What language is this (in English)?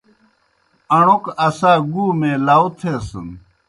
Kohistani Shina